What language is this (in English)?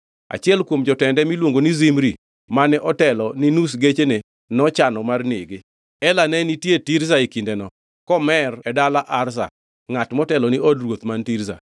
Luo (Kenya and Tanzania)